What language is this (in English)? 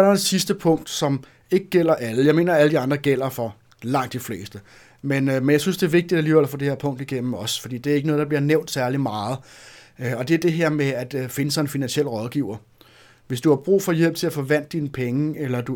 Danish